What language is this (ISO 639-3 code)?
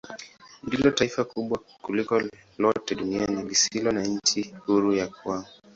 swa